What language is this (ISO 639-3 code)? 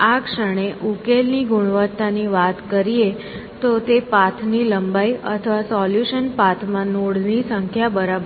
guj